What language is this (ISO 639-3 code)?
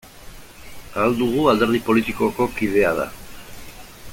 eus